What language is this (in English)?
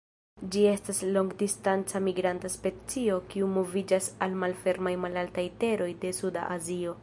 Esperanto